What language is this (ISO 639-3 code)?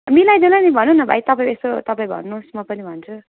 nep